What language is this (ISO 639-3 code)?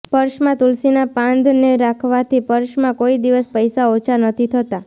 guj